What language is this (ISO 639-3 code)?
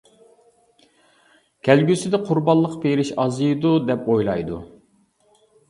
uig